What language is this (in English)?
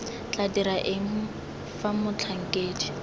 Tswana